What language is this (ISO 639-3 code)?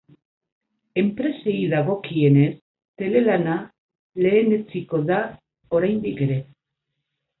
eus